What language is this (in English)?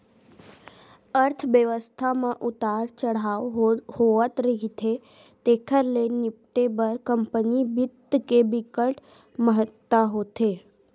Chhattisgarhi